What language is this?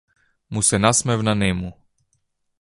Macedonian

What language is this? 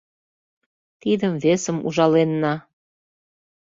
Mari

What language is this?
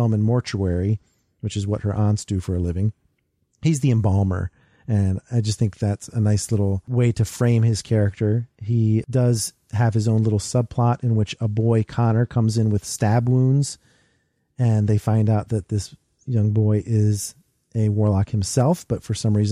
English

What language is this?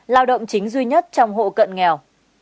Vietnamese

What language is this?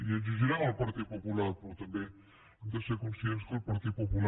Catalan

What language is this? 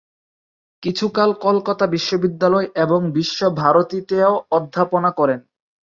Bangla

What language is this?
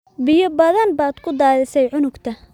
Somali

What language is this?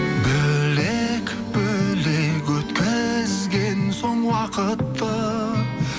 Kazakh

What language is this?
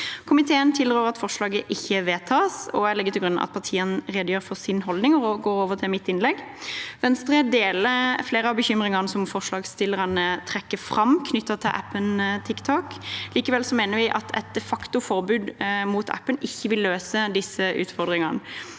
Norwegian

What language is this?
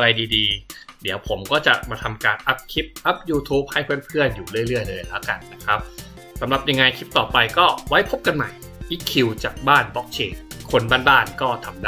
Thai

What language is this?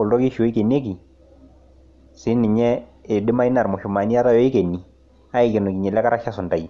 Masai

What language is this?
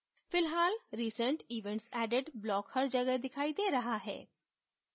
Hindi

